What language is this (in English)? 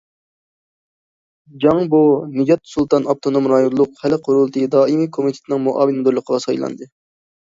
Uyghur